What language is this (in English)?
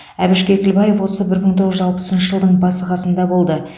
Kazakh